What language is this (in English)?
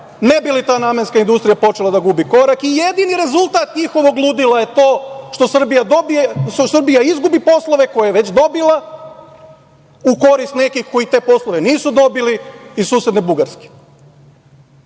Serbian